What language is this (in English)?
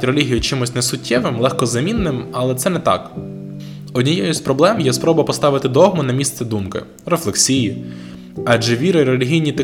Ukrainian